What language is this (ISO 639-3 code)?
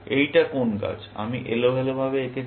ben